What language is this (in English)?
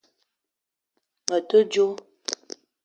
Eton (Cameroon)